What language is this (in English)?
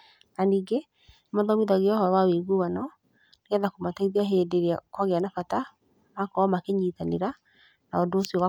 Kikuyu